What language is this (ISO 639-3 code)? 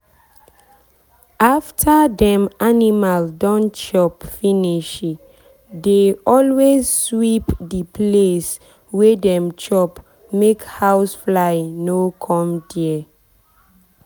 pcm